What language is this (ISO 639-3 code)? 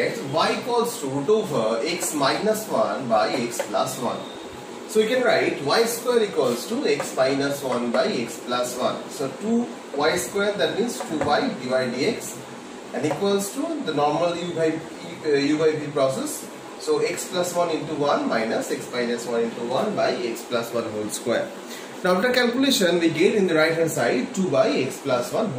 eng